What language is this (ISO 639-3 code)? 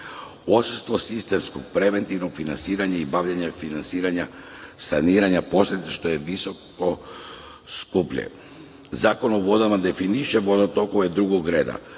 srp